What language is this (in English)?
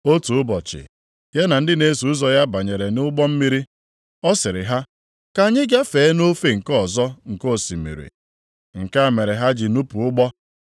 Igbo